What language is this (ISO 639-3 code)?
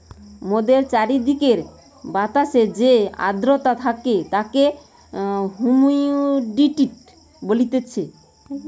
ben